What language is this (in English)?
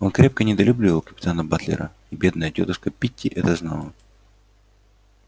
Russian